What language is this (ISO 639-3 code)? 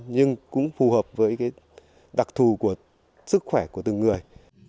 vie